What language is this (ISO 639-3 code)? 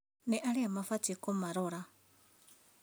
kik